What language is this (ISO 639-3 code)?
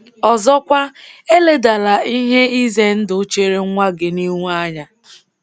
ibo